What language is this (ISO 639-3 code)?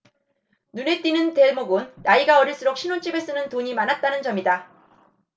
kor